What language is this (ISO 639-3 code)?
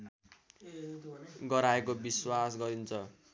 nep